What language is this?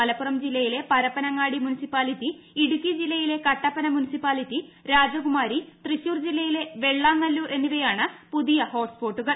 Malayalam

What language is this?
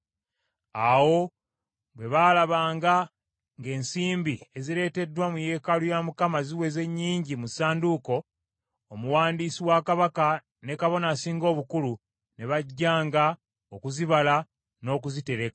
Ganda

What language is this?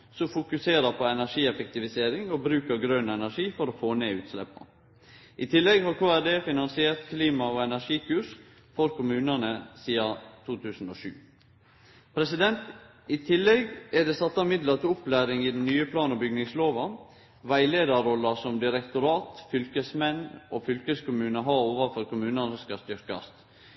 Norwegian Nynorsk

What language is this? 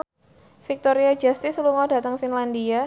Javanese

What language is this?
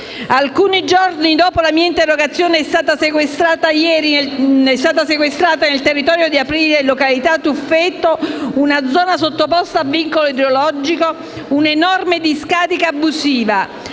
Italian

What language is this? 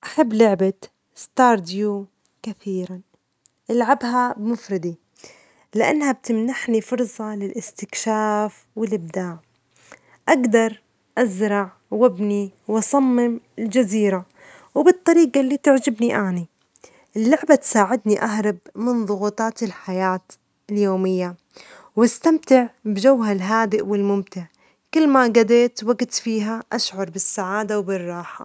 Omani Arabic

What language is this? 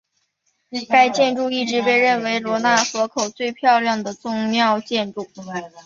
Chinese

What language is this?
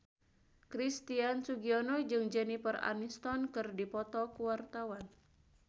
Sundanese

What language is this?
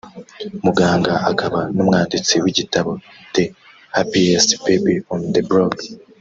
Kinyarwanda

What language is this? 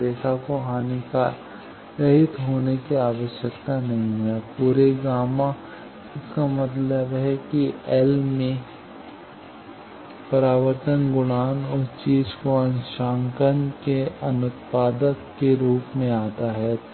Hindi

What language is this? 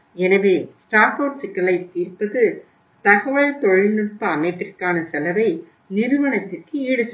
Tamil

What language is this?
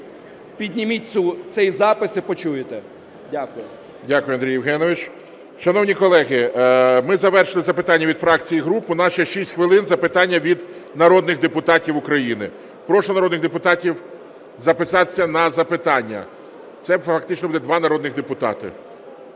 Ukrainian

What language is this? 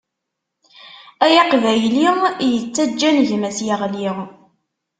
Kabyle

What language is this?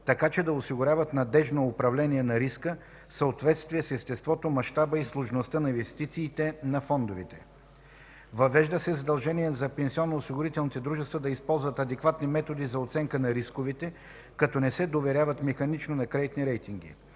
Bulgarian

